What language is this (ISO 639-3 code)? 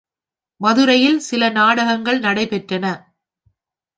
tam